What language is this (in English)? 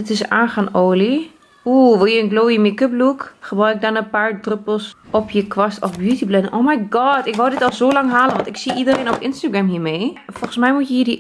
Dutch